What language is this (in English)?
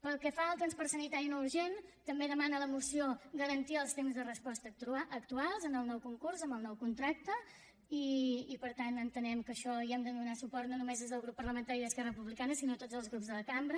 Catalan